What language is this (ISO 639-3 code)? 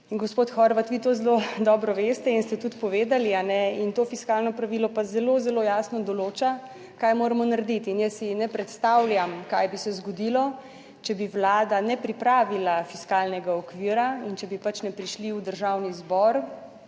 slv